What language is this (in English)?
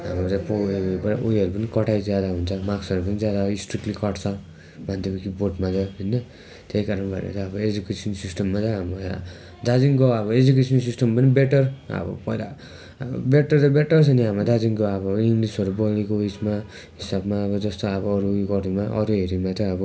Nepali